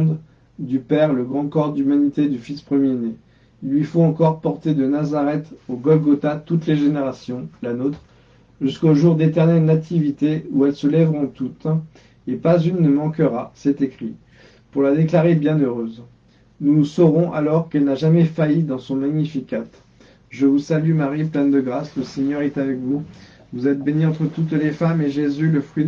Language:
French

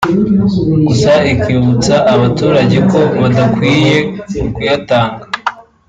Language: Kinyarwanda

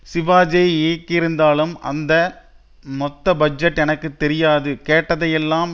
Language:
Tamil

